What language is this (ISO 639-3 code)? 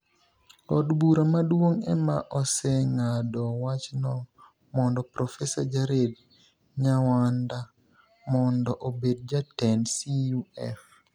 luo